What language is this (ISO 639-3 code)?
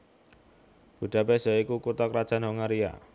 jav